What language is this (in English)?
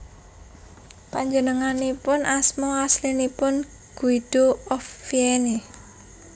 Javanese